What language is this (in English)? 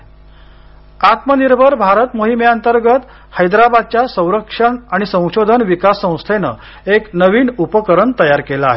Marathi